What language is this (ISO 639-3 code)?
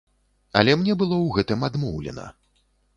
bel